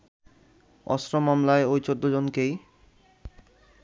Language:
Bangla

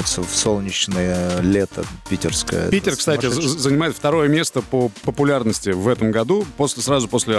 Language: Russian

